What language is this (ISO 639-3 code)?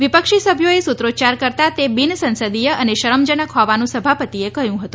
guj